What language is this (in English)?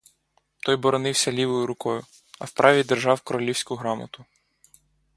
Ukrainian